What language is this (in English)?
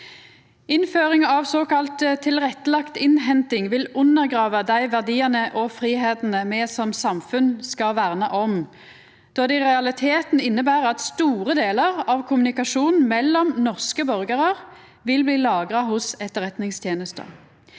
Norwegian